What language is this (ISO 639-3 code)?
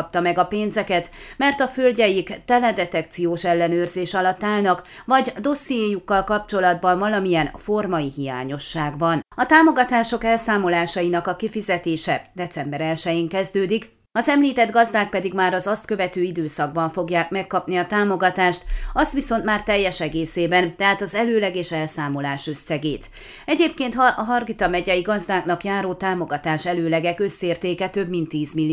hun